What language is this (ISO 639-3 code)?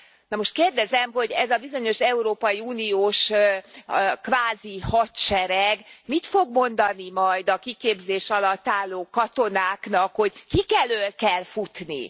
hun